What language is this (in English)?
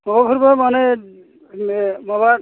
Bodo